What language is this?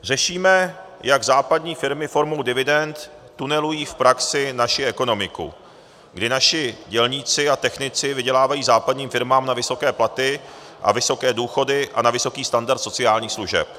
Czech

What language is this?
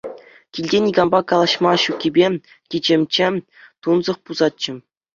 Chuvash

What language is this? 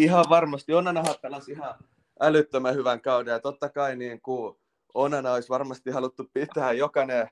Finnish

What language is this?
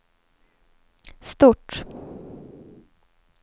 Swedish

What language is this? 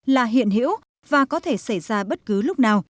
Vietnamese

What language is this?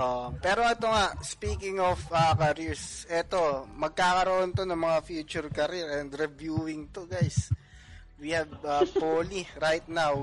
Filipino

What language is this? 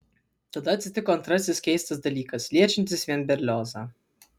Lithuanian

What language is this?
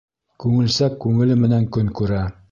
Bashkir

